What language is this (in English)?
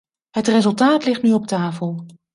Dutch